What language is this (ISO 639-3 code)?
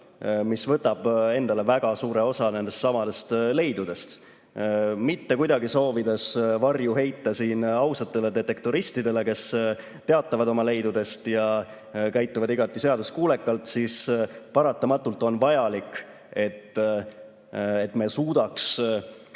est